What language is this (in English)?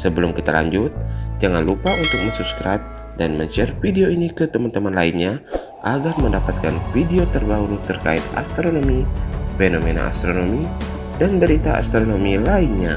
Indonesian